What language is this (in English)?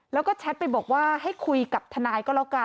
Thai